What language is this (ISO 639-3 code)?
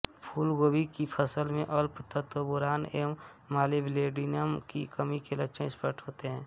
hin